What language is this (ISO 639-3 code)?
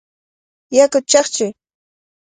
qvl